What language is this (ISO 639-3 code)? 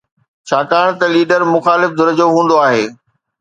snd